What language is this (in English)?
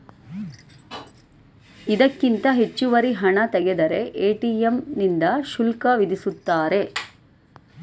Kannada